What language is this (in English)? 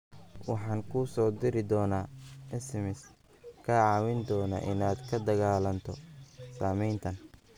Somali